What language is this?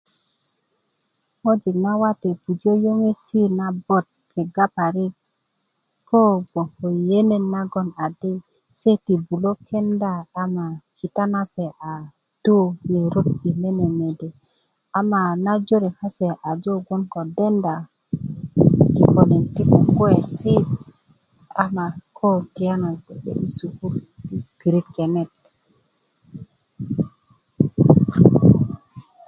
Kuku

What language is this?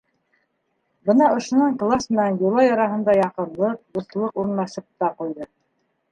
Bashkir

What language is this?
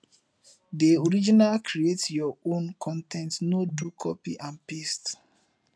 Nigerian Pidgin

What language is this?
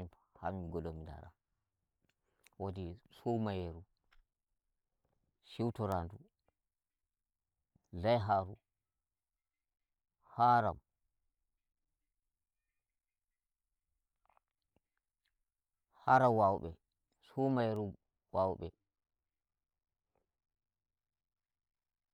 Nigerian Fulfulde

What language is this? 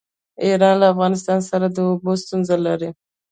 Pashto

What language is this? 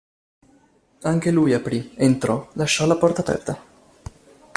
Italian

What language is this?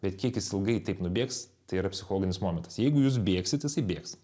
Lithuanian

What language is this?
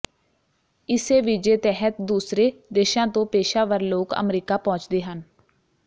Punjabi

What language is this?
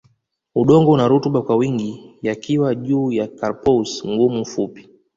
Swahili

